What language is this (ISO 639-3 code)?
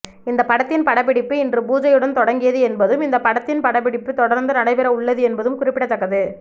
tam